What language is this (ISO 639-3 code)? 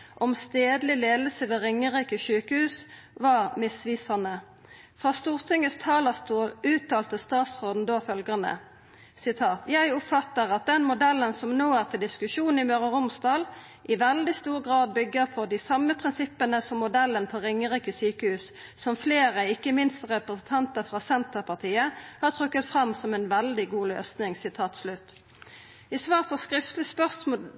nno